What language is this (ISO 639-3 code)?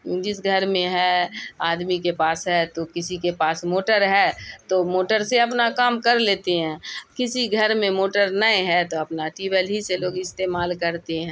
urd